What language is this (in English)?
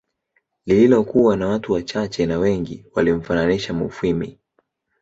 Swahili